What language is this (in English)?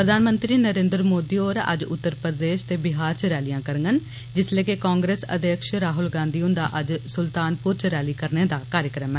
Dogri